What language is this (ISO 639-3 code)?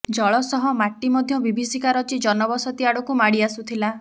ori